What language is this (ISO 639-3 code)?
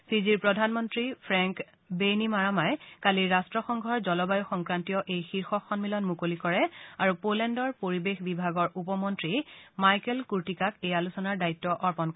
asm